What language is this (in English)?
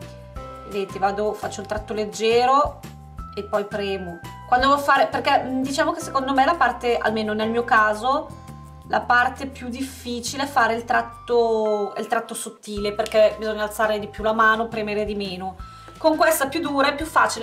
Italian